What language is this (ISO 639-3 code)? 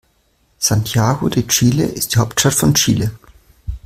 deu